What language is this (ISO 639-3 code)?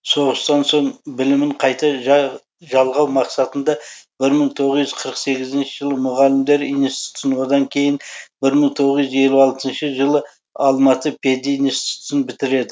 kaz